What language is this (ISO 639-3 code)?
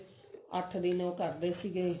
pan